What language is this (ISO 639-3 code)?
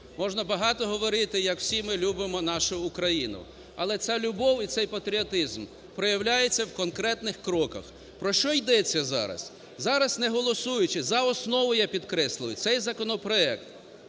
ukr